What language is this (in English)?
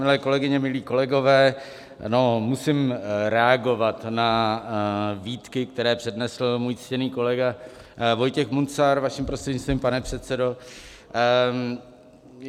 Czech